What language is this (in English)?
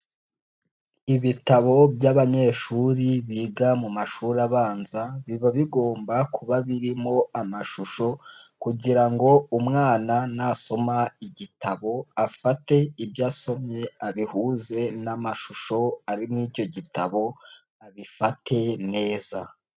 Kinyarwanda